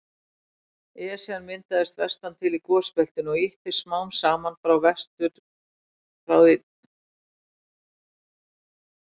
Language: Icelandic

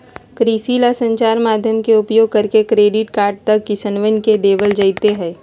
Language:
Magahi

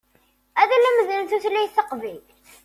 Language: Kabyle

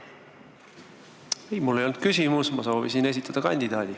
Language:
Estonian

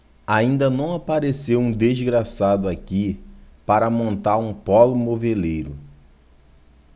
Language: Portuguese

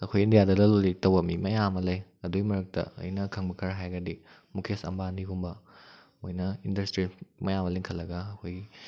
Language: Manipuri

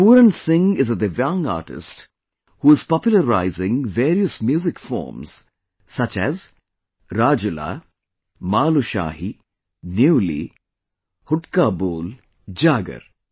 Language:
English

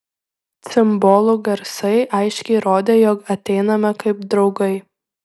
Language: Lithuanian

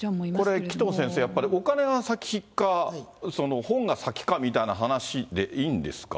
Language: Japanese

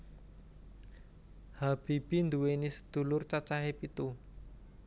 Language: Javanese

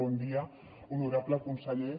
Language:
Catalan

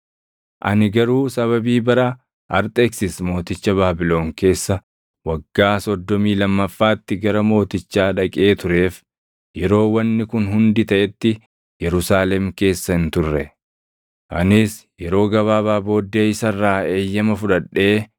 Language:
Oromo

